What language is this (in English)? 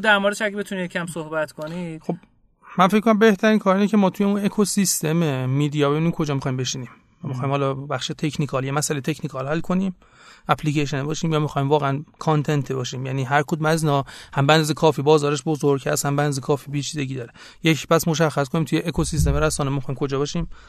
Persian